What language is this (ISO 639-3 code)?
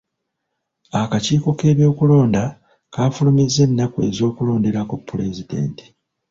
lug